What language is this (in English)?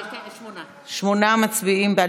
Hebrew